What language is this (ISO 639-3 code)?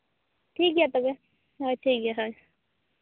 sat